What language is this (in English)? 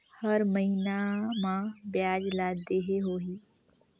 Chhattisgarhi